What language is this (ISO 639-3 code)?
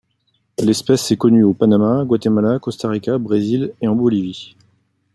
fra